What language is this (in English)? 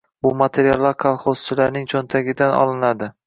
Uzbek